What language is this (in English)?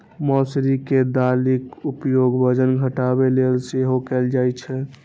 Maithili